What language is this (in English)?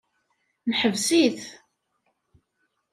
Kabyle